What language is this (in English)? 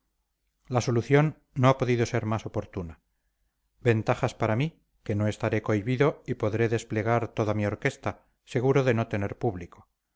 Spanish